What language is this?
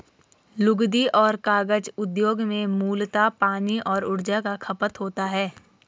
Hindi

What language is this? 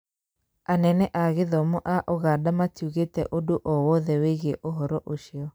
Kikuyu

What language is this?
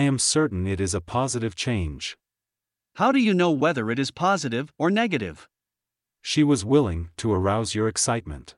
Russian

